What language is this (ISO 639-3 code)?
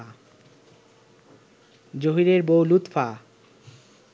ben